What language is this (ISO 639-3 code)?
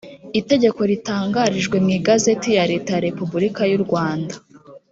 kin